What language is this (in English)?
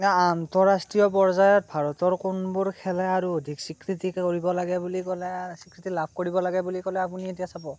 Assamese